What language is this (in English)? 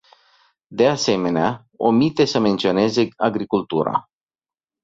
Romanian